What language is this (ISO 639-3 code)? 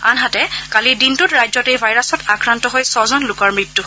asm